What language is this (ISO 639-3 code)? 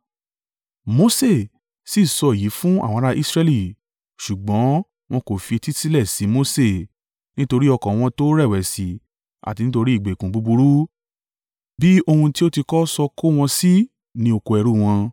yor